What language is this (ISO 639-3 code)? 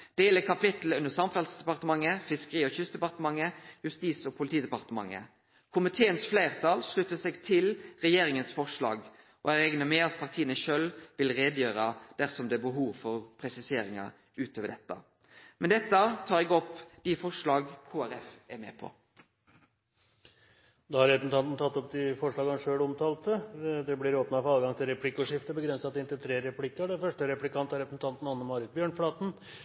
nor